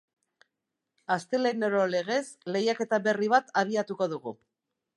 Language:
Basque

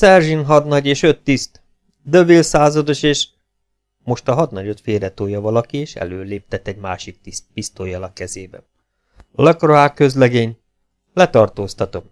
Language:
Hungarian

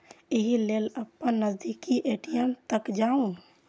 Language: Maithili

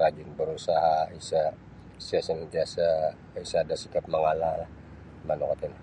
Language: Sabah Bisaya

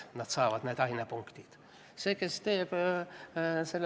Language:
Estonian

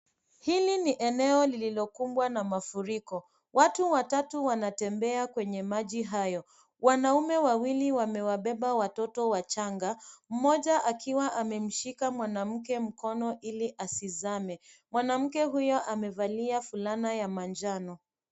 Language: Swahili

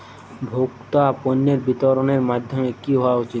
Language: Bangla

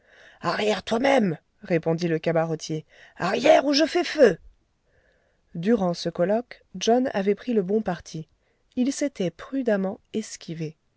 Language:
French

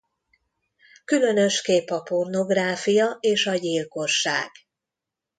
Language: Hungarian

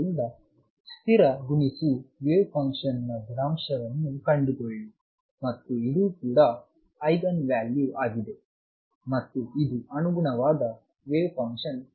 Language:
Kannada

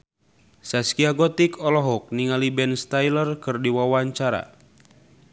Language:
Sundanese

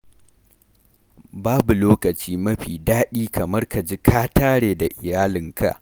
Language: Hausa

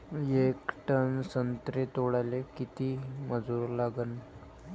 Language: Marathi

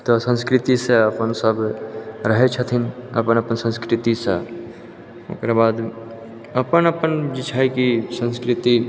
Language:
Maithili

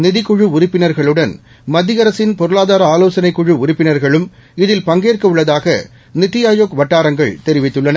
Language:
Tamil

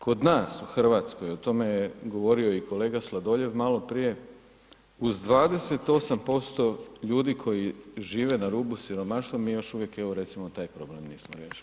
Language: Croatian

